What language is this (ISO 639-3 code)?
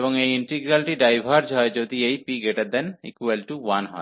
ben